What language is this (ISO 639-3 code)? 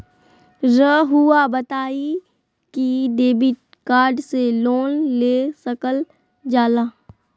mag